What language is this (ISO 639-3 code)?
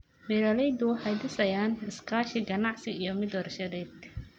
som